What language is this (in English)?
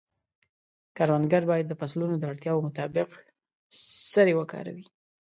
Pashto